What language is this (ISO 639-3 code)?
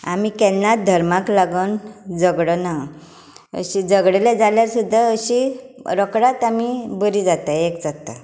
kok